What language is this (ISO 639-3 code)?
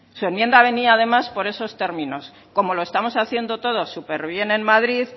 spa